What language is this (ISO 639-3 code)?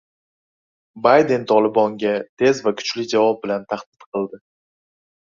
uzb